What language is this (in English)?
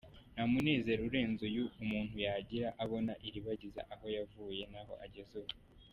Kinyarwanda